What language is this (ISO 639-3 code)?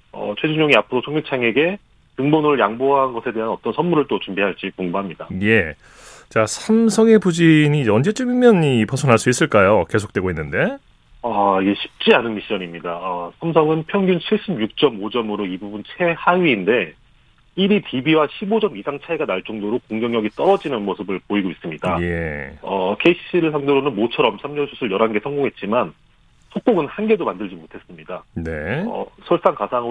kor